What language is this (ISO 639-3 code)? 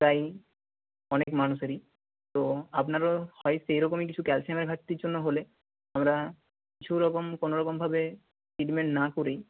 ben